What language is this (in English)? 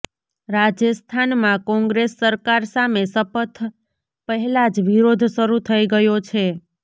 Gujarati